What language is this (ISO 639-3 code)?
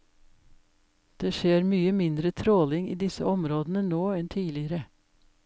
nor